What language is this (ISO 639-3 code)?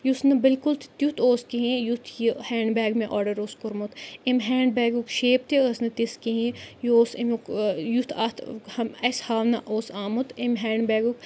kas